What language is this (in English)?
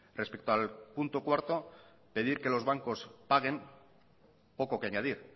Spanish